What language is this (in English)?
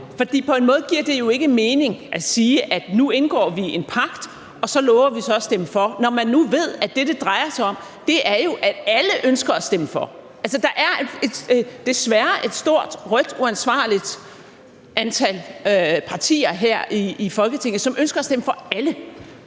Danish